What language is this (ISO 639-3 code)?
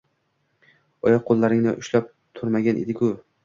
uzb